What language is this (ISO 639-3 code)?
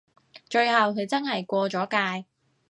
yue